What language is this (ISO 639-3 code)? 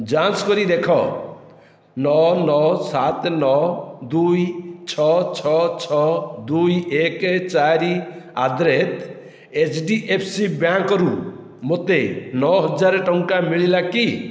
ori